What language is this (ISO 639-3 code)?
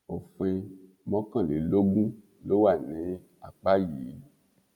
yor